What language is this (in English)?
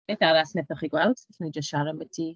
Welsh